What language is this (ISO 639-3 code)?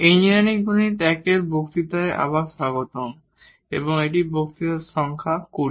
ben